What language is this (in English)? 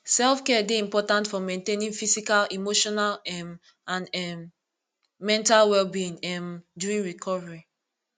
Nigerian Pidgin